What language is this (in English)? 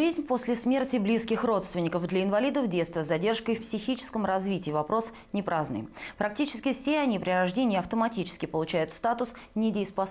Russian